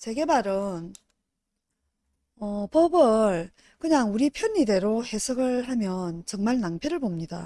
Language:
Korean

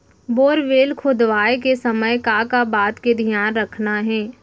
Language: Chhattisgarhi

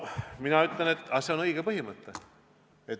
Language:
Estonian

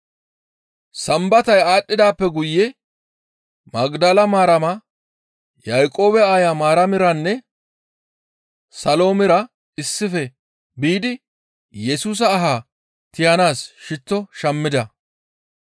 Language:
Gamo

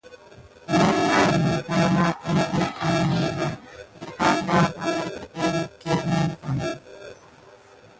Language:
Gidar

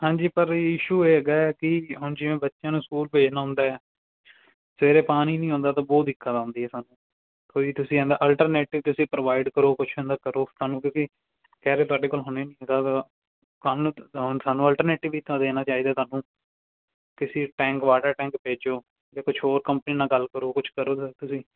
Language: Punjabi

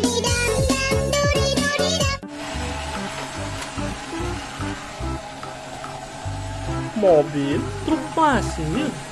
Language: Indonesian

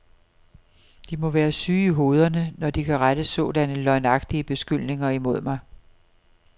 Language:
Danish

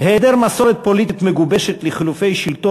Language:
Hebrew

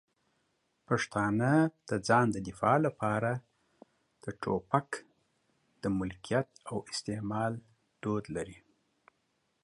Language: Pashto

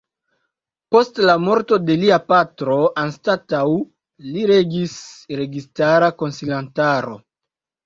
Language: Esperanto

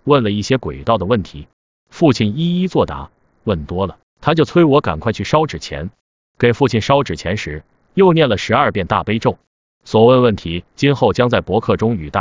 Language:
Chinese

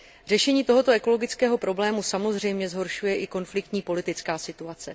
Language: Czech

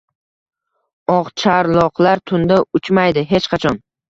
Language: Uzbek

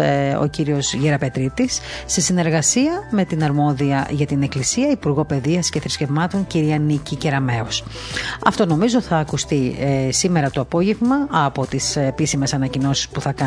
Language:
Greek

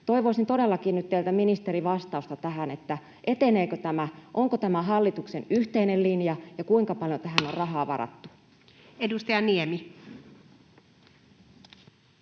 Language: Finnish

